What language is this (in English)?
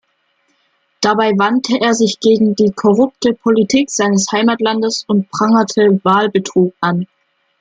German